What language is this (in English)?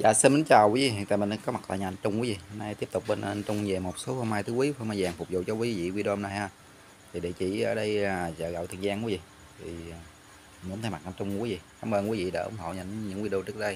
Vietnamese